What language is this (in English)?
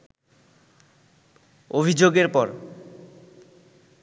Bangla